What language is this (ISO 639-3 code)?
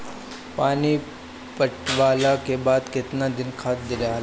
bho